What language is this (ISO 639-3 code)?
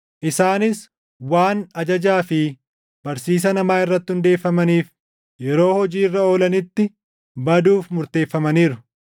orm